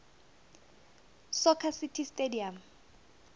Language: South Ndebele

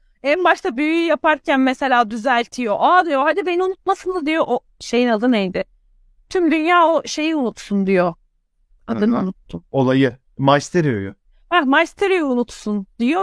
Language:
Turkish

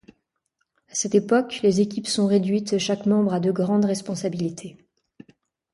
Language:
French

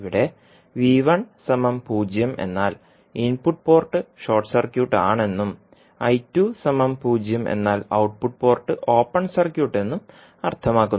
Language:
Malayalam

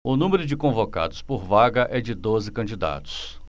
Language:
Portuguese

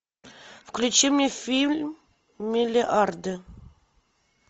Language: Russian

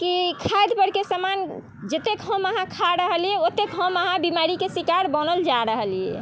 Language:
Maithili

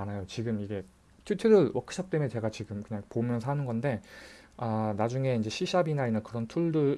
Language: Korean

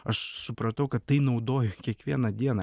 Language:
Lithuanian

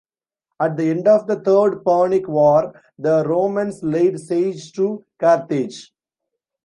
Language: English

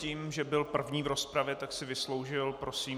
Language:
Czech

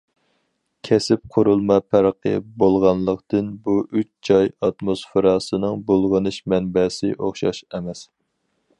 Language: Uyghur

